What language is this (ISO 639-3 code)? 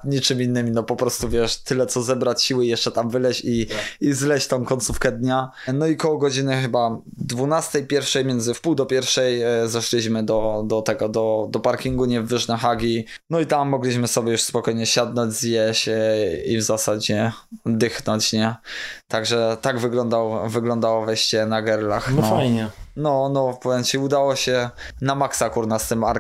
pol